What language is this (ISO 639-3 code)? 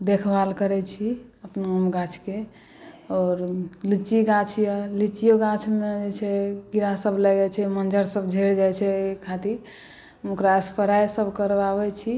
mai